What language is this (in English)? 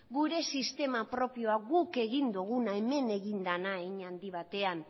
Basque